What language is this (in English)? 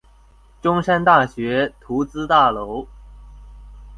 Chinese